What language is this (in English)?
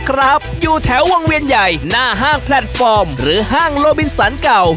Thai